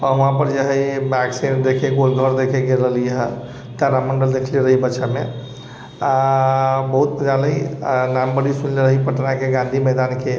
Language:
Maithili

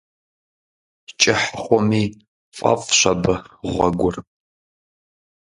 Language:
Kabardian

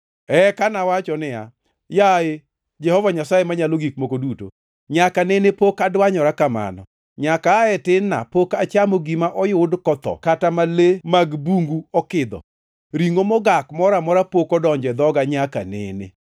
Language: Luo (Kenya and Tanzania)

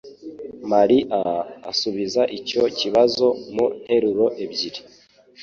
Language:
Kinyarwanda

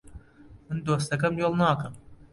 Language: Central Kurdish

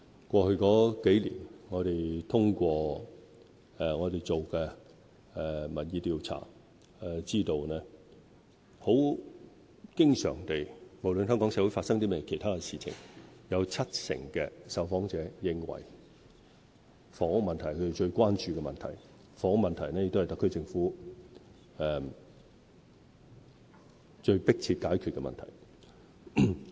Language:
Cantonese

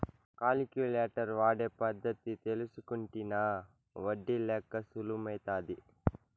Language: Telugu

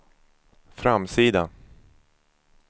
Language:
Swedish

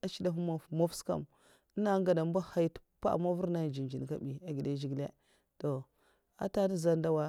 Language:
Mafa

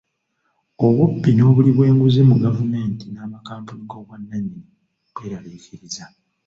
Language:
Ganda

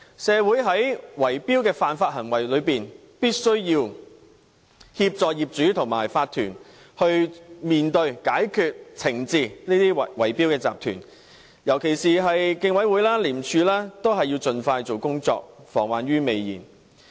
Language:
Cantonese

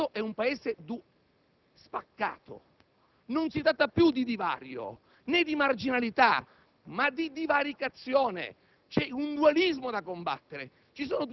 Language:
Italian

